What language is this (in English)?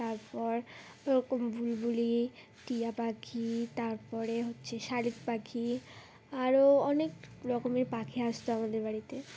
Bangla